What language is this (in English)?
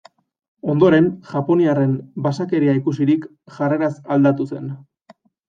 Basque